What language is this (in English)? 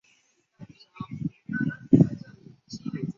Chinese